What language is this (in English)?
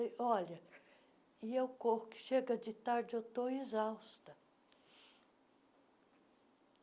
Portuguese